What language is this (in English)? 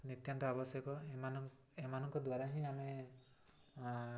Odia